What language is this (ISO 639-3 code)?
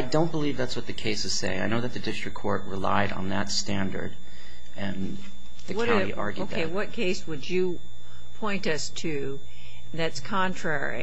eng